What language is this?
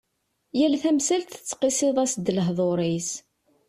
Kabyle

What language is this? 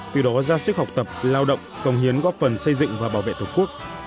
Vietnamese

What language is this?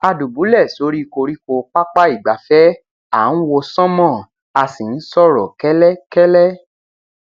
Yoruba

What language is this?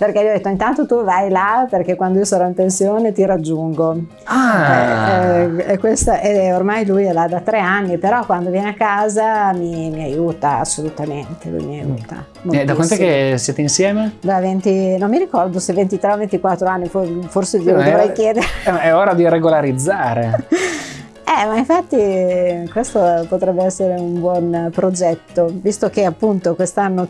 Italian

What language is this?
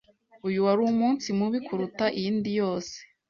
Kinyarwanda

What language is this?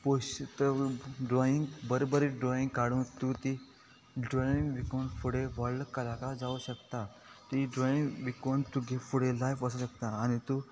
Konkani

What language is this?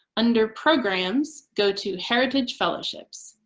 English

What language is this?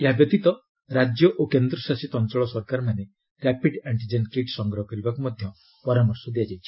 Odia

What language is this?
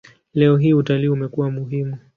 Swahili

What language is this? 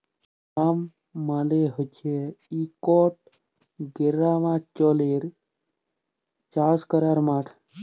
Bangla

